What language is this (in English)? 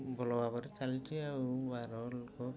Odia